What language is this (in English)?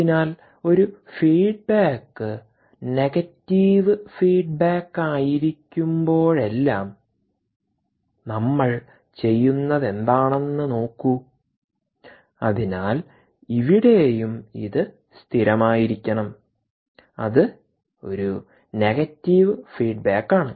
Malayalam